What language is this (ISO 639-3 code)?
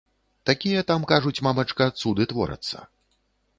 bel